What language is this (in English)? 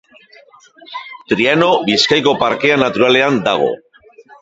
Basque